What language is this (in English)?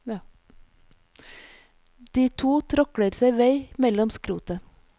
Norwegian